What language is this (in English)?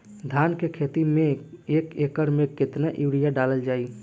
Bhojpuri